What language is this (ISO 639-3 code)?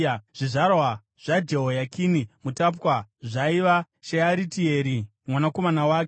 sna